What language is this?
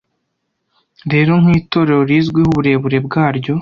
Kinyarwanda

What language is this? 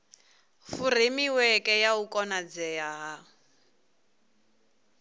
Venda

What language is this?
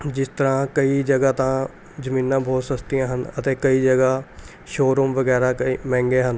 Punjabi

